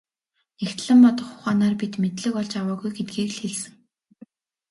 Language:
Mongolian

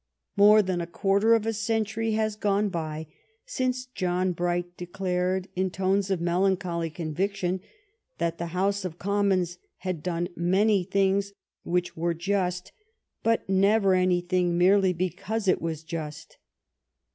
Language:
English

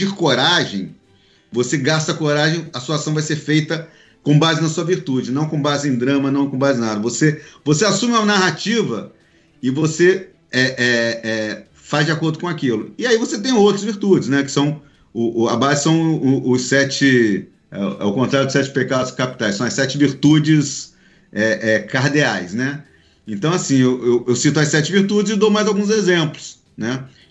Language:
Portuguese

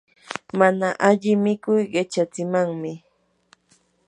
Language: Yanahuanca Pasco Quechua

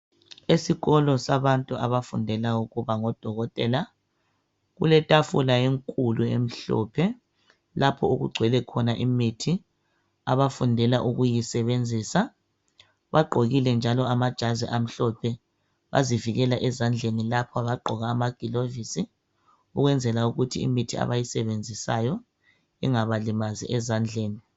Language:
North Ndebele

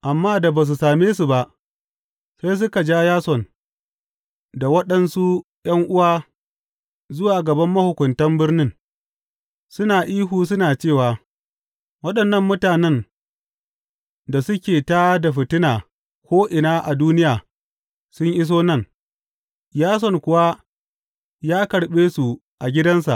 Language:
Hausa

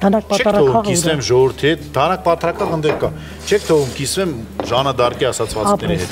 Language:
Romanian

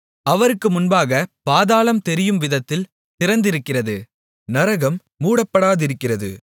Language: Tamil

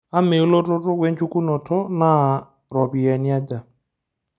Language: Masai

